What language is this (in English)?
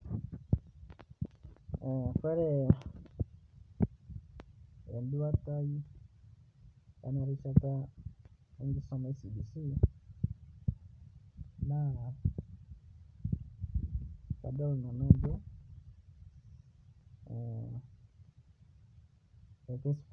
Masai